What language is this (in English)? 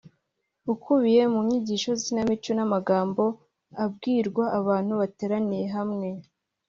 Kinyarwanda